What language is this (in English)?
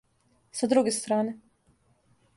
Serbian